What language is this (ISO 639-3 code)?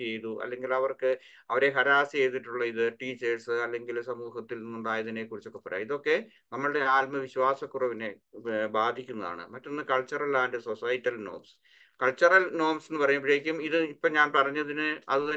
mal